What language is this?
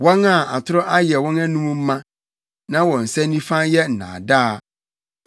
Akan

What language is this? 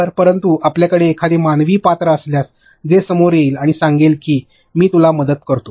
Marathi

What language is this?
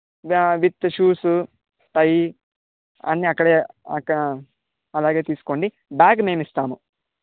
Telugu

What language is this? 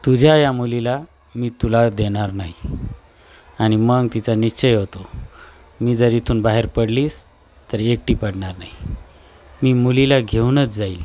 Marathi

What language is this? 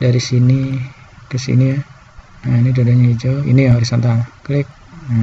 Indonesian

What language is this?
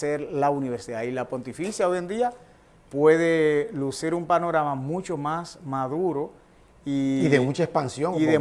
Spanish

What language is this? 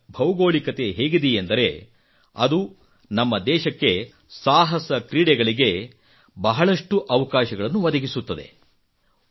Kannada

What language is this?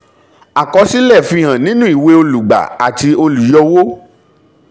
Yoruba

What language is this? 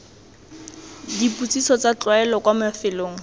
Tswana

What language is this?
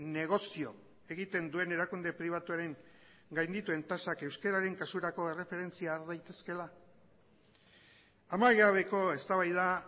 Basque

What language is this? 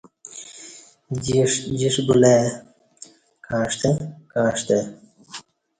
Kati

